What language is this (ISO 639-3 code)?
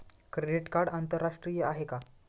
mar